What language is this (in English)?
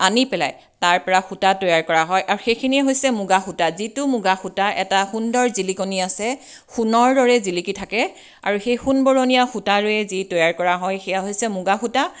Assamese